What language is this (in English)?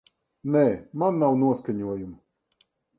Latvian